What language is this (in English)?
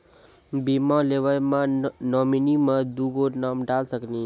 Maithili